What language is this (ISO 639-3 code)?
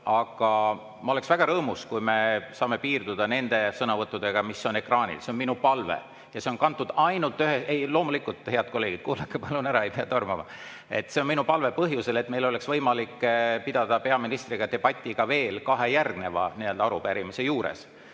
est